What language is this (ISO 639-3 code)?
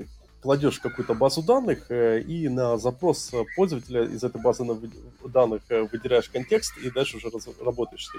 rus